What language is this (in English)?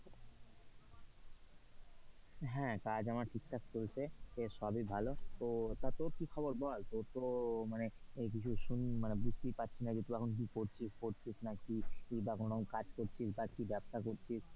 Bangla